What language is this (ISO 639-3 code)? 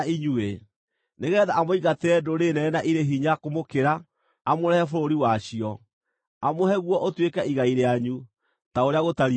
kik